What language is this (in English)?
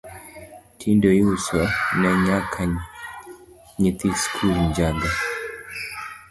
Luo (Kenya and Tanzania)